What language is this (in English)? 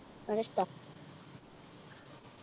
Malayalam